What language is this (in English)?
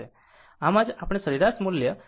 Gujarati